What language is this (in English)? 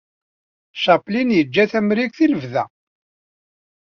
Kabyle